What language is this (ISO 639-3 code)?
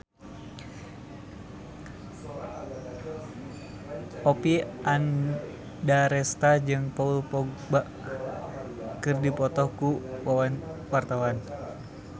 sun